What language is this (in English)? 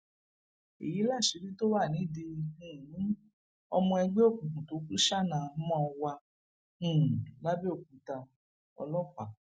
Yoruba